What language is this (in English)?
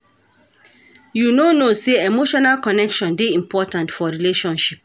Nigerian Pidgin